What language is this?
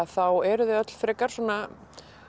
Icelandic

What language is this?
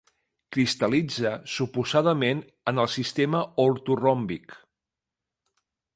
Catalan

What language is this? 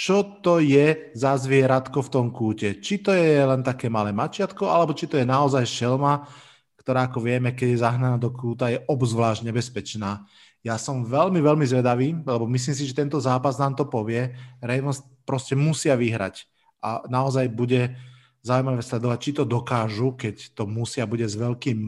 Slovak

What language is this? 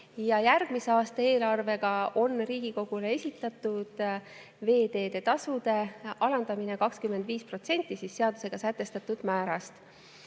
Estonian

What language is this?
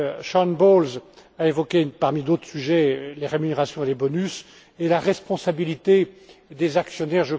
French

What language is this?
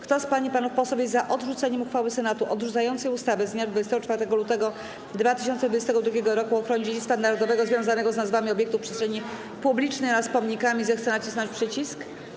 Polish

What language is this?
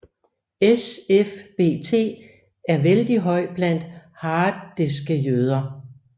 Danish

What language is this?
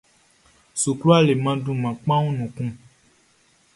Baoulé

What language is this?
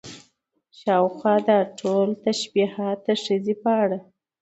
Pashto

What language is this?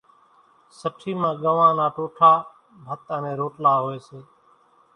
Kachi Koli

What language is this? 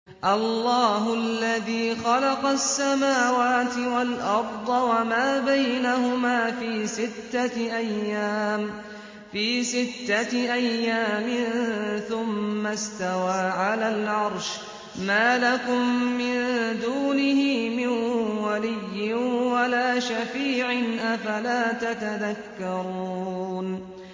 Arabic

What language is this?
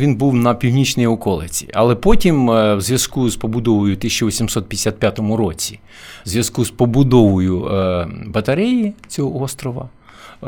Ukrainian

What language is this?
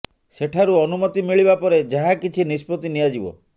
Odia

